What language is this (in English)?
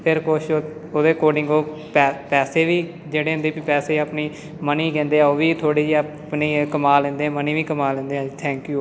Punjabi